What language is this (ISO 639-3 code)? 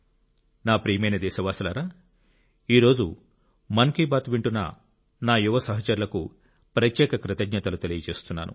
tel